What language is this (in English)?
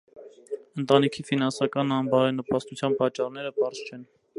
Armenian